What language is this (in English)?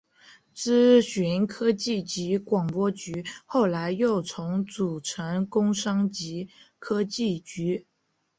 Chinese